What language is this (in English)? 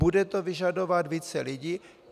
Czech